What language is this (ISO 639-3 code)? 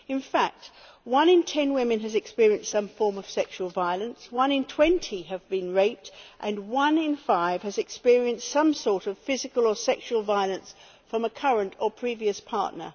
eng